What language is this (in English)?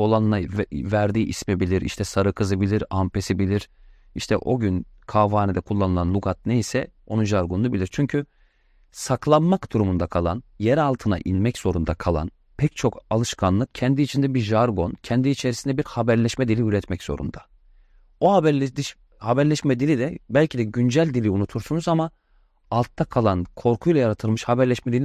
Turkish